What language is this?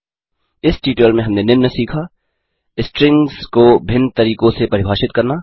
Hindi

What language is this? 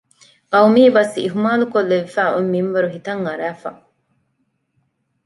Divehi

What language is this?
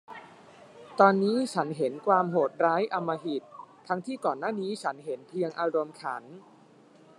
Thai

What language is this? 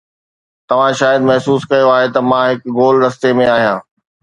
Sindhi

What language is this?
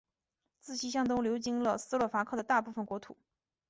Chinese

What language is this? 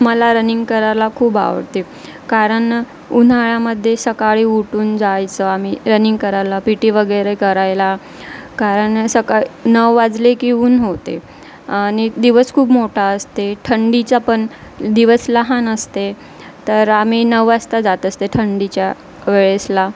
Marathi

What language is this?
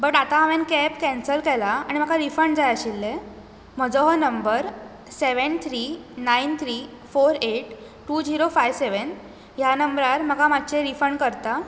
Konkani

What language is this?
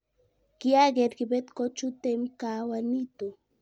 Kalenjin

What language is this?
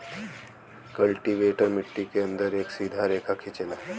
Bhojpuri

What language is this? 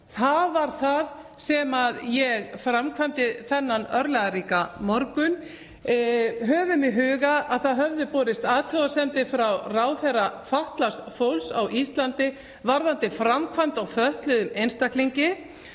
Icelandic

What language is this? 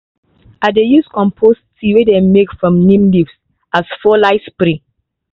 Nigerian Pidgin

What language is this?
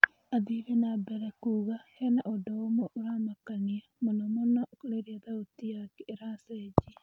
Kikuyu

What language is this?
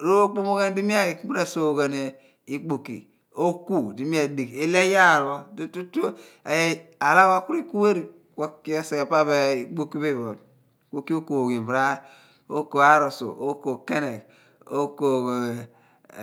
Abua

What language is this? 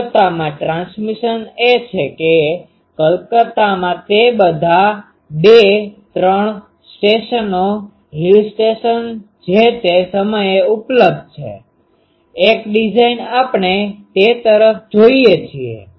Gujarati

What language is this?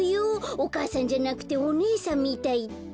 Japanese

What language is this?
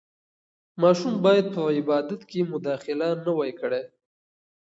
Pashto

